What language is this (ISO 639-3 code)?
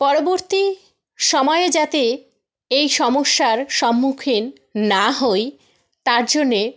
ben